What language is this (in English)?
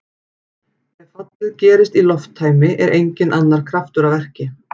Icelandic